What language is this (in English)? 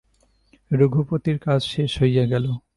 Bangla